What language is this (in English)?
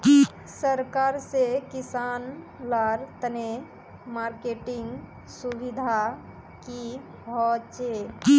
Magahi